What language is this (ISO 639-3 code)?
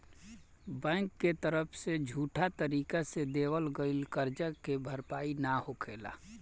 bho